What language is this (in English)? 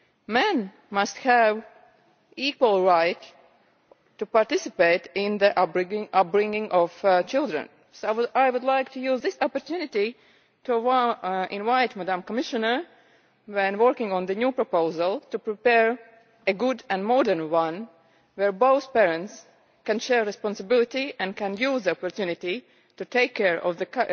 English